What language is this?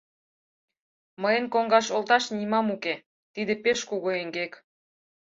Mari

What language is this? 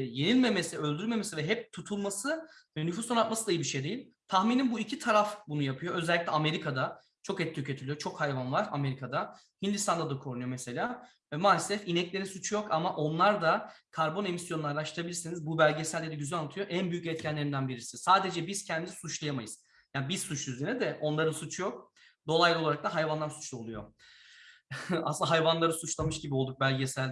Turkish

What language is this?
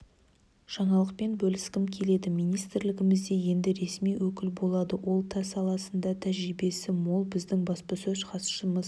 Kazakh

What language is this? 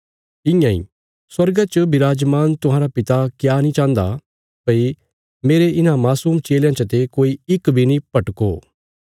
Bilaspuri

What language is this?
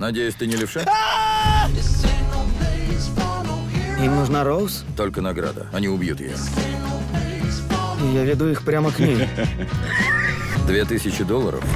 Russian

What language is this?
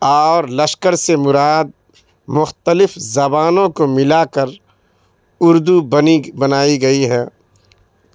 Urdu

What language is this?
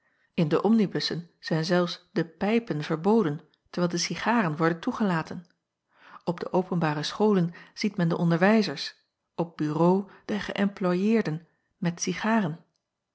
Dutch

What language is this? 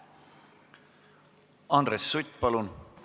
Estonian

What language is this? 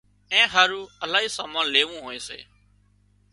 Wadiyara Koli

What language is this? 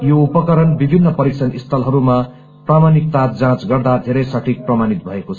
Nepali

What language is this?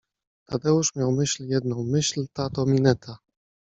Polish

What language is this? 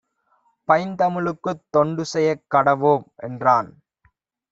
Tamil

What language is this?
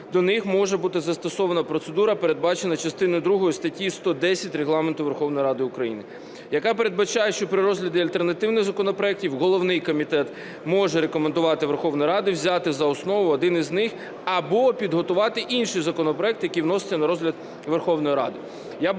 Ukrainian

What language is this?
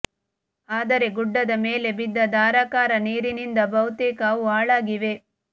Kannada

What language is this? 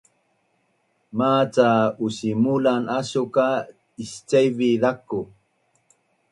Bunun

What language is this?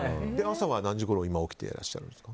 Japanese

